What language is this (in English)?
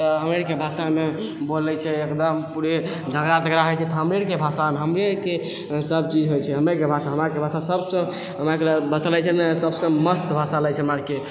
Maithili